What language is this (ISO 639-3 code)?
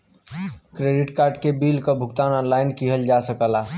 bho